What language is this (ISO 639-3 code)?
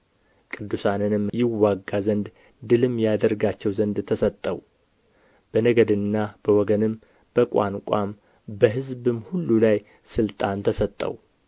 amh